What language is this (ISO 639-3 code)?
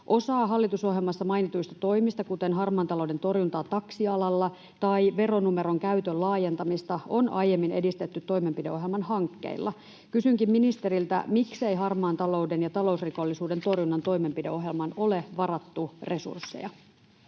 fin